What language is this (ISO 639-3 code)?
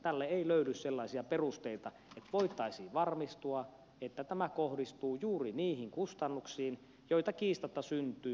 fin